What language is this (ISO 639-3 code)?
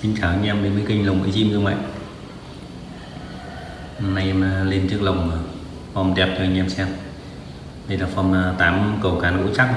vie